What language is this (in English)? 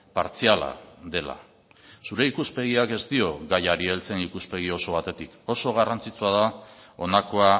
Basque